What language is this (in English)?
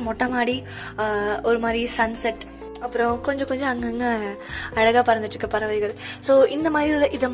Tamil